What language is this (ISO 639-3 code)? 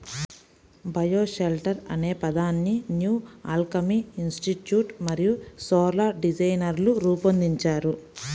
tel